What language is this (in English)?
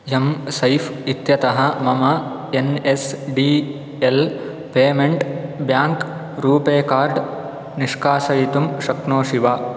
Sanskrit